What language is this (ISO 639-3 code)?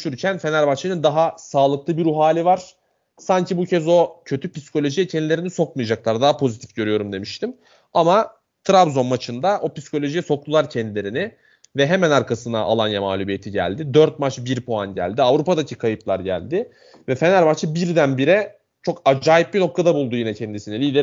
tur